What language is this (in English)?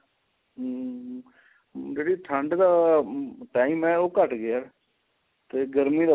Punjabi